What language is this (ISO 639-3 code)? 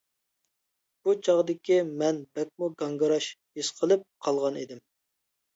uig